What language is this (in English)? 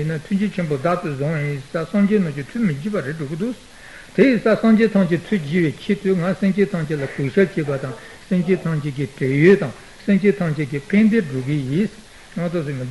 Italian